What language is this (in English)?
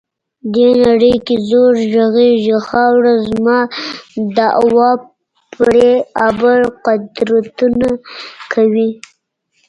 Pashto